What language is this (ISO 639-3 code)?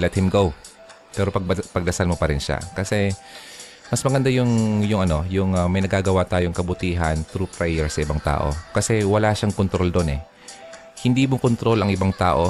fil